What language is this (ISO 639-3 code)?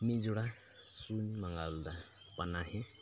sat